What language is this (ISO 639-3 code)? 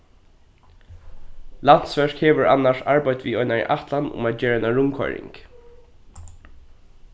fao